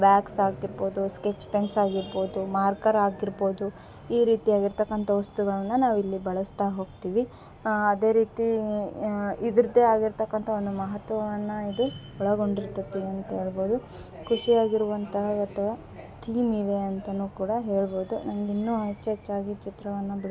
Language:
Kannada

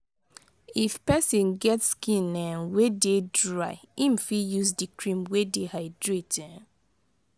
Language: Nigerian Pidgin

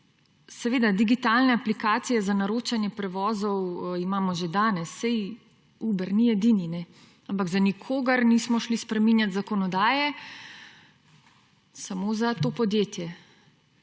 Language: Slovenian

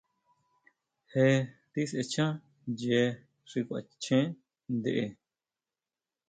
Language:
Huautla Mazatec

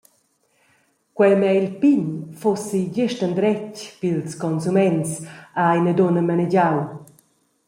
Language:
Romansh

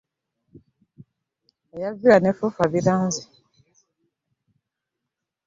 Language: Ganda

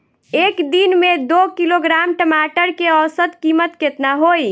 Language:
Bhojpuri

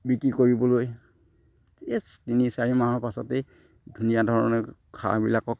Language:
Assamese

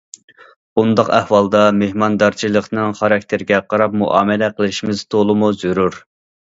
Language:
Uyghur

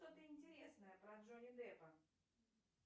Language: Russian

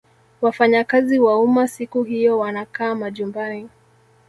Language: Swahili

